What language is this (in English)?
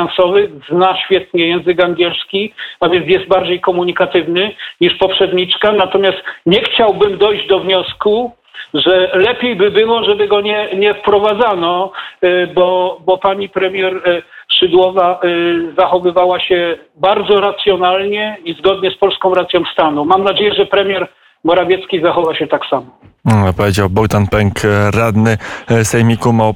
Polish